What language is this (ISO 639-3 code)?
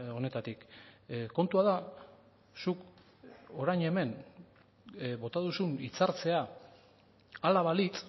eus